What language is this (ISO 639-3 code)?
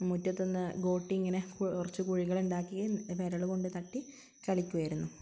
mal